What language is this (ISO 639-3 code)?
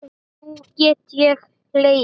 isl